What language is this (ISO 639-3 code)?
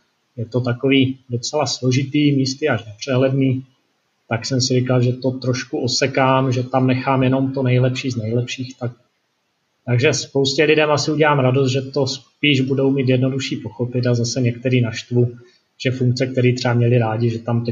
ces